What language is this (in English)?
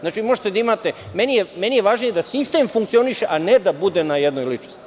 Serbian